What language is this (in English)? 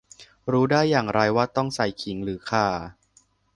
Thai